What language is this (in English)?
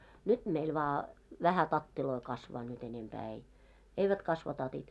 Finnish